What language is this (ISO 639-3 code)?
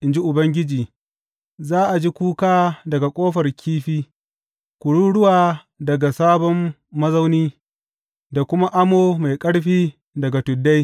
hau